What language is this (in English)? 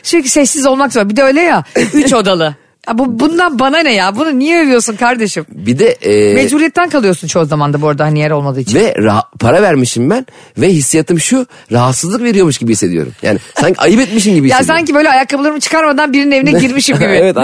Turkish